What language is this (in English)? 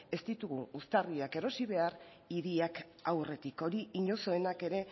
Basque